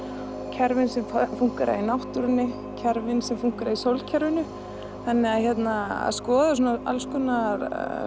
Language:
Icelandic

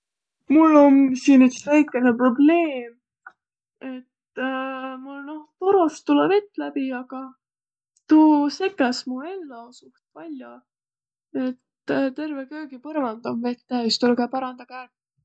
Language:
Võro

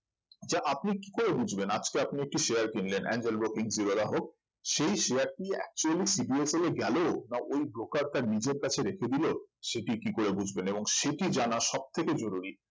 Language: Bangla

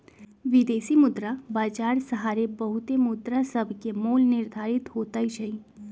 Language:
Magahi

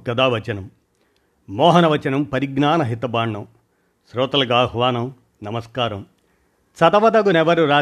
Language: Telugu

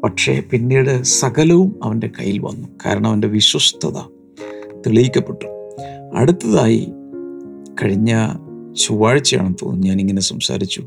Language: Malayalam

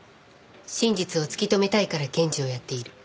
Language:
Japanese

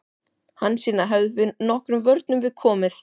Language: Icelandic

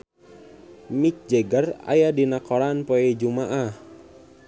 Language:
Sundanese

